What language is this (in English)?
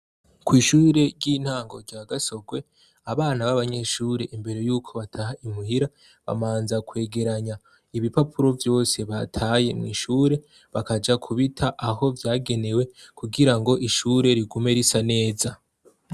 Rundi